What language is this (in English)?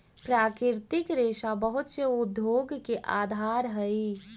Magahi